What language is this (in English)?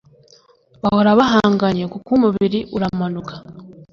Kinyarwanda